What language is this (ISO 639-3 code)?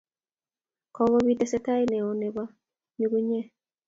kln